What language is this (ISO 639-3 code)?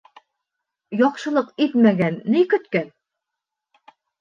bak